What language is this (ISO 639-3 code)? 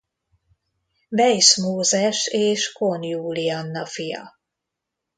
hun